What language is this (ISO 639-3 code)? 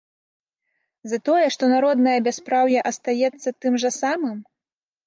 bel